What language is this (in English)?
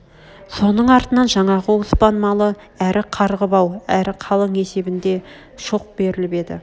Kazakh